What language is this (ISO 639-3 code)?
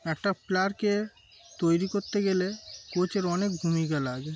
ben